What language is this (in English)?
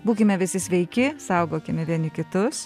Lithuanian